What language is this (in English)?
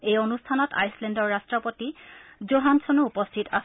Assamese